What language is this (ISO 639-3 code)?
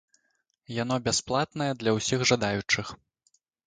bel